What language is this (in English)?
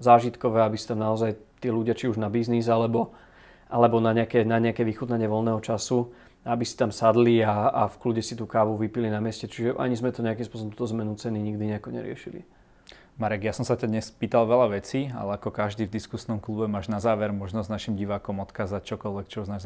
Slovak